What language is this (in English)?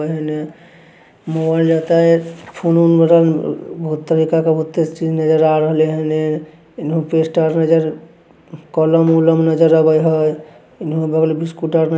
Magahi